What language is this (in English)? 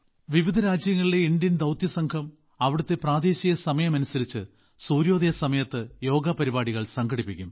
Malayalam